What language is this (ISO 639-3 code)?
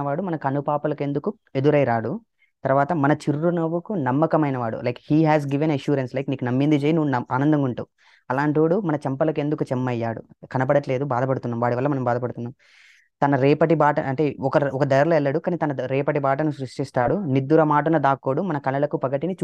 tel